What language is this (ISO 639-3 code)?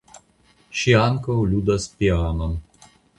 epo